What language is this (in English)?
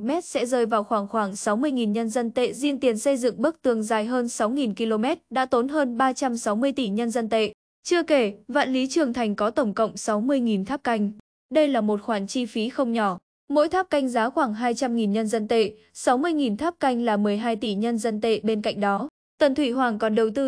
Vietnamese